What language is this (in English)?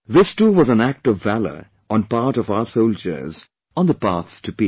English